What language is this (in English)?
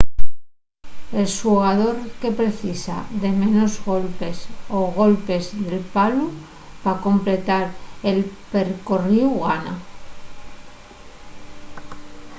Asturian